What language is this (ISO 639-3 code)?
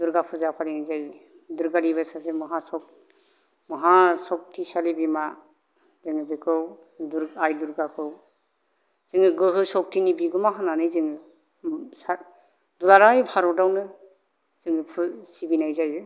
brx